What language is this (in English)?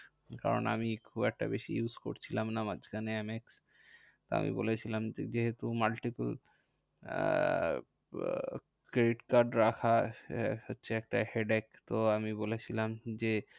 Bangla